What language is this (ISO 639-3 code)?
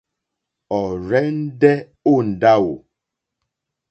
bri